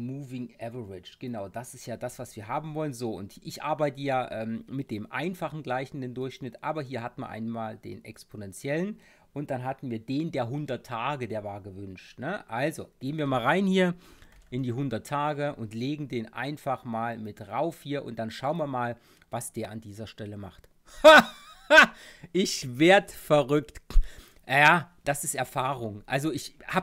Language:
German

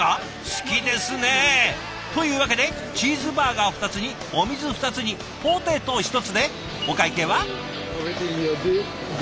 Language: Japanese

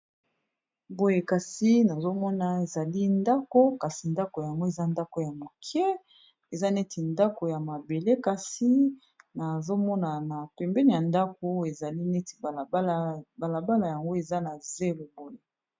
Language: Lingala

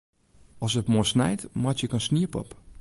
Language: Western Frisian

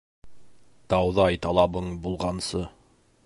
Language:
Bashkir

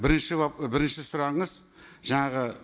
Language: Kazakh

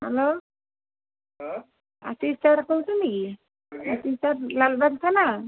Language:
Odia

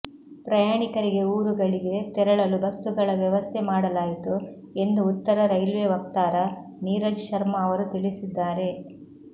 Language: Kannada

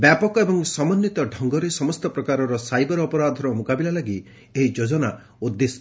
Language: Odia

